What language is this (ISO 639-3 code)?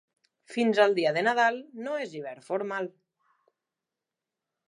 cat